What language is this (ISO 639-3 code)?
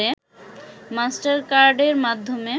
ben